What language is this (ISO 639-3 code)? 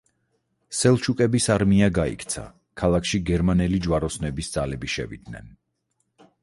kat